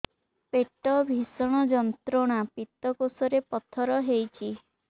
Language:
Odia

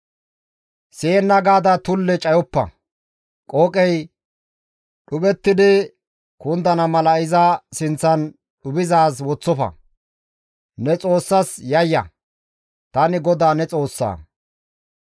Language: Gamo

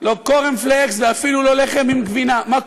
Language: Hebrew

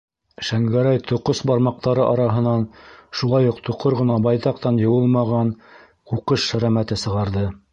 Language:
Bashkir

